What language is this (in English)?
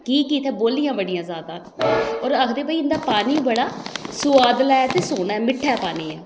Dogri